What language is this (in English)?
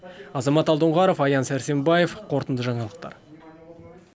Kazakh